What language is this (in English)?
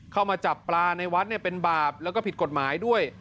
Thai